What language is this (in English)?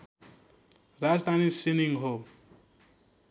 Nepali